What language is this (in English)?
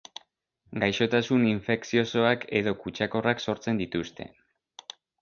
Basque